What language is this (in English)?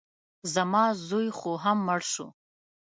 Pashto